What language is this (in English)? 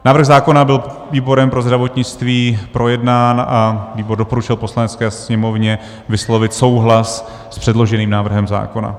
Czech